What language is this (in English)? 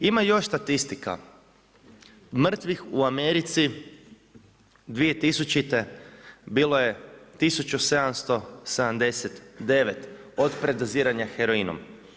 Croatian